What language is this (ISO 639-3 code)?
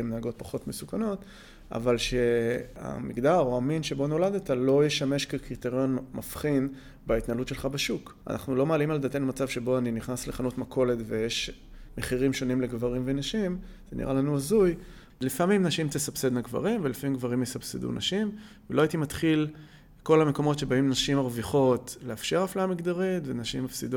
heb